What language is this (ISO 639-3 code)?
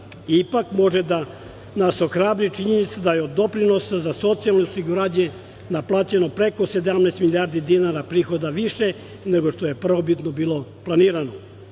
srp